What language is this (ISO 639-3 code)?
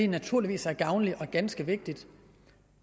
dan